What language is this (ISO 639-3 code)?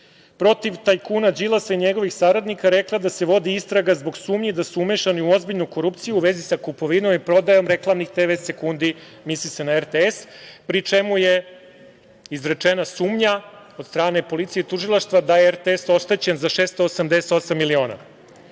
srp